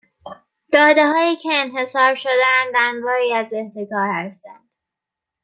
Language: Persian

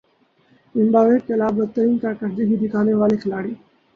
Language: Urdu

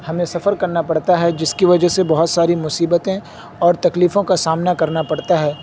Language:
Urdu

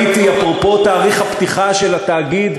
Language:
Hebrew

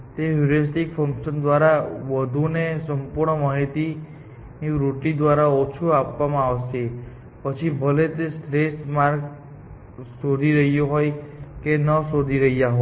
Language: Gujarati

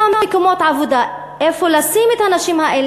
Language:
Hebrew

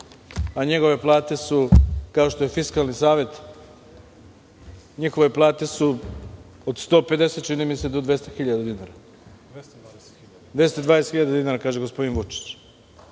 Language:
Serbian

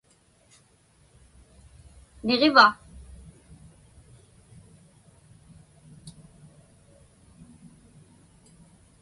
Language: Inupiaq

